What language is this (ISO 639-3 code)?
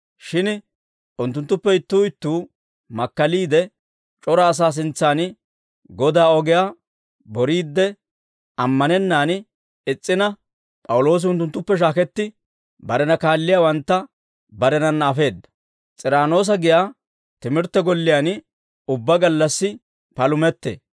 dwr